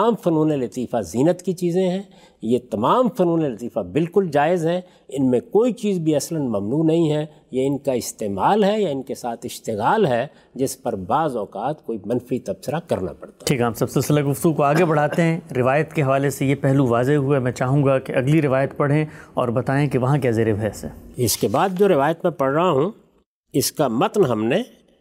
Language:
Urdu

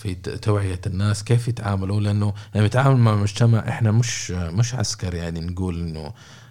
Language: Arabic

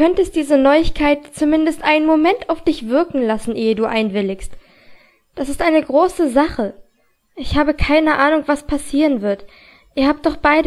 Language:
German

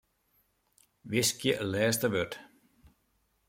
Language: Western Frisian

